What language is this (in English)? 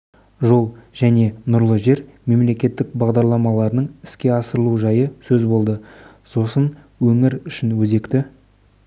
Kazakh